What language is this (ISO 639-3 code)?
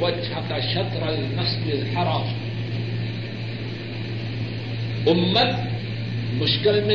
urd